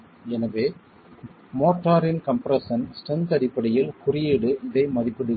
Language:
Tamil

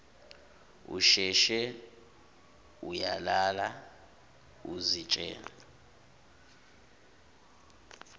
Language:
Zulu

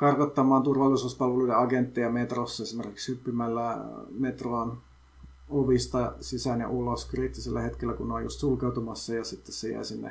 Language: Finnish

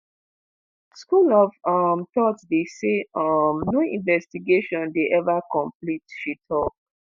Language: Nigerian Pidgin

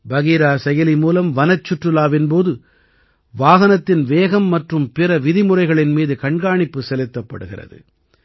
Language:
Tamil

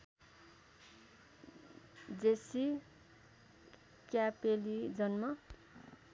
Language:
Nepali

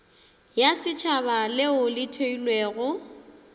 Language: Northern Sotho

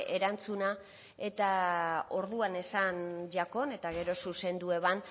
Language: Basque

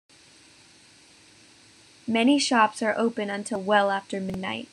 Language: English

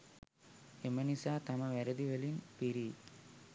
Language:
Sinhala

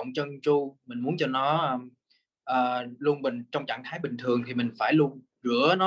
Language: Vietnamese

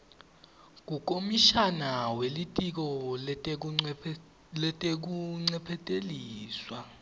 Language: Swati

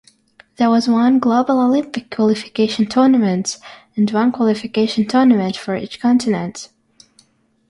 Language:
English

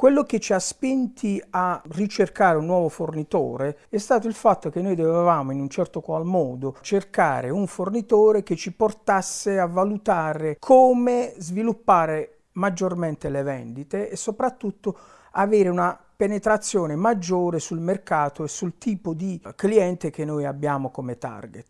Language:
Italian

